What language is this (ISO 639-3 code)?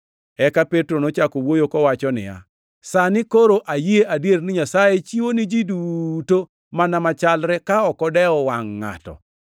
luo